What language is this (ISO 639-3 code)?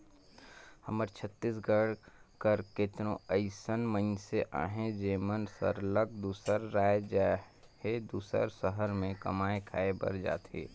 hne